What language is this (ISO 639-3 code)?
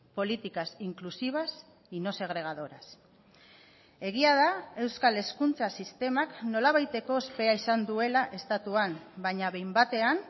eus